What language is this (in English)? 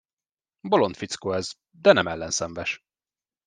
Hungarian